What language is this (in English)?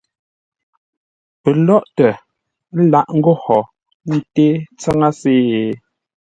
Ngombale